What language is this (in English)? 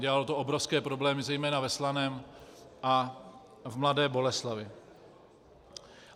Czech